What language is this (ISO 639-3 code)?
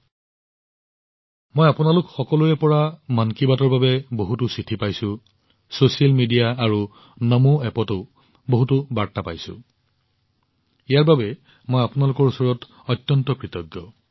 asm